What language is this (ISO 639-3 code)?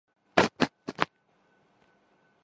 urd